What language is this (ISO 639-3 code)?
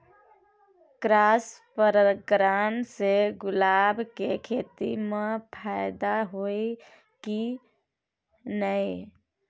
mai